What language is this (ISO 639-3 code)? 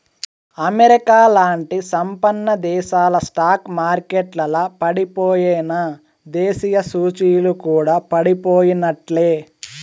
tel